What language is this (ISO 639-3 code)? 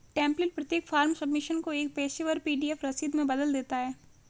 hin